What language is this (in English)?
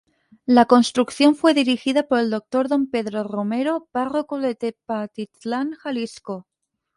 Spanish